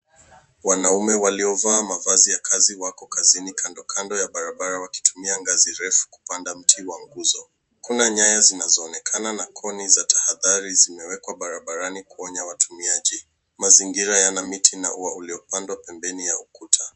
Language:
Swahili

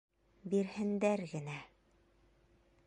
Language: Bashkir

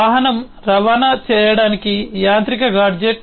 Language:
Telugu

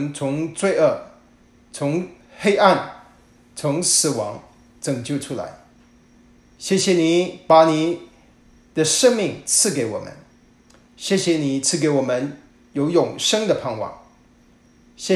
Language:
Chinese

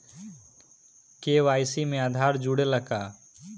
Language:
Bhojpuri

